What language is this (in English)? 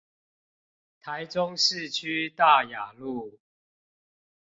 Chinese